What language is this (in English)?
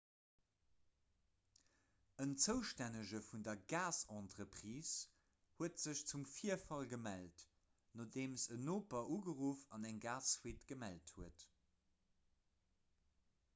Luxembourgish